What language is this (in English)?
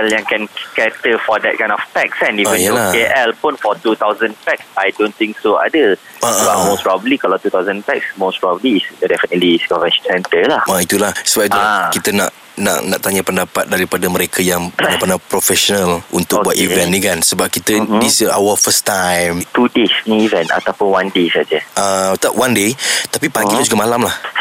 Malay